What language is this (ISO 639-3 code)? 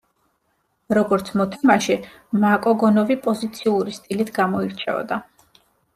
kat